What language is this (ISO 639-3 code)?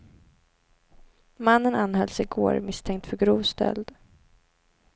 swe